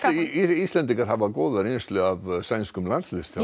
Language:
Icelandic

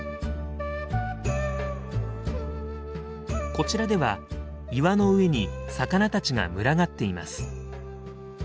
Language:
Japanese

